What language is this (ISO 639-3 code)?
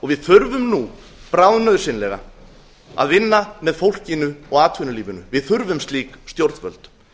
isl